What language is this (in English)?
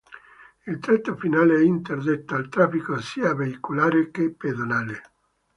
Italian